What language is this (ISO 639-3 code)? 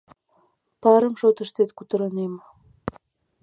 chm